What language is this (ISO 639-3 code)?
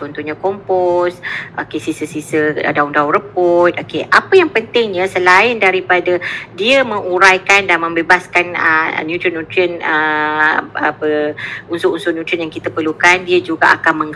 msa